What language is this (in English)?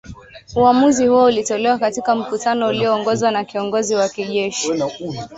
Swahili